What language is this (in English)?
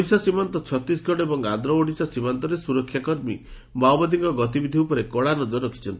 Odia